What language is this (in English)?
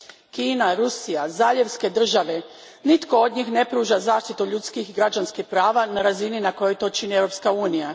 Croatian